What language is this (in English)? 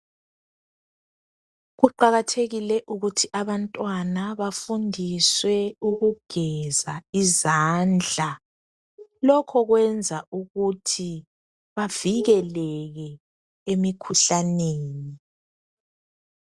North Ndebele